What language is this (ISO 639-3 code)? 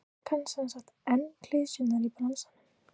isl